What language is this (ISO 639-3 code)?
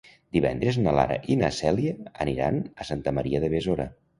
cat